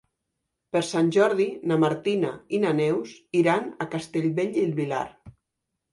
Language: Catalan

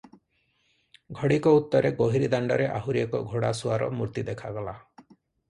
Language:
Odia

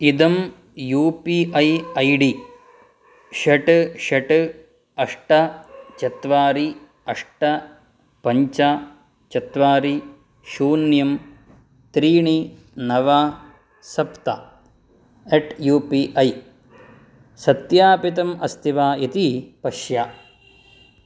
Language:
Sanskrit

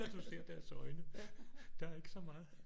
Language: Danish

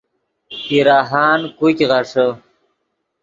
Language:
Yidgha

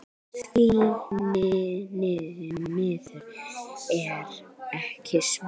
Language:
Icelandic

